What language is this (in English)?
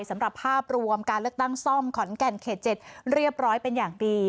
Thai